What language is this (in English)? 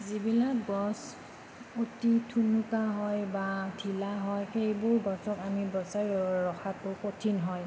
Assamese